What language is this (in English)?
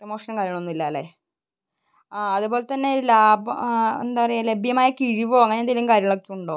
Malayalam